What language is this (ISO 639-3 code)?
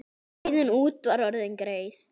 isl